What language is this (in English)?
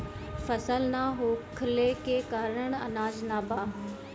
Bhojpuri